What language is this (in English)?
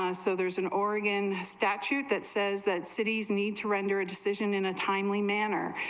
English